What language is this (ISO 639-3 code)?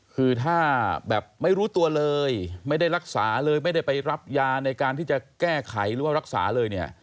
tha